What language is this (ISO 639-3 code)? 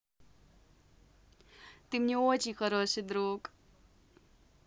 rus